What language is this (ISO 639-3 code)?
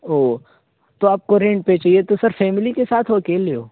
urd